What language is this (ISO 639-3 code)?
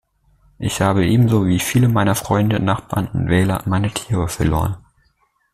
deu